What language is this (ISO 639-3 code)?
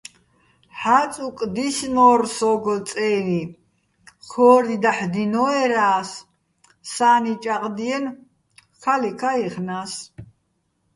bbl